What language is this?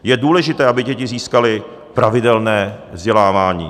Czech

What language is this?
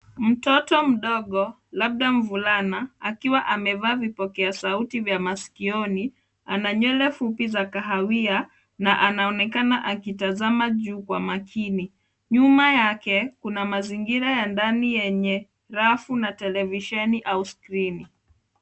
Swahili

